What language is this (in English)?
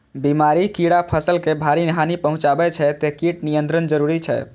Maithili